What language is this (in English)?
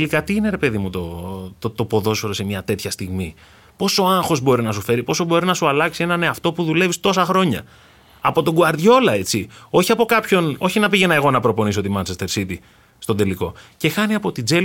Greek